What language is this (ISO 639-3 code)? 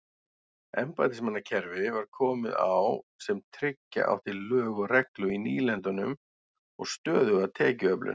isl